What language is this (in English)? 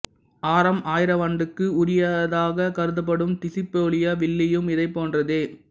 Tamil